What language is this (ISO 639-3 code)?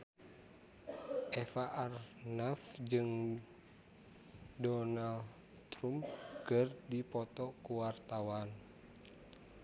sun